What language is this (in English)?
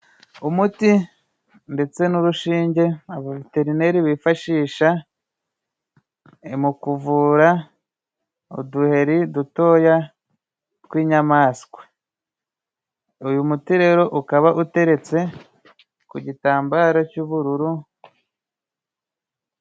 Kinyarwanda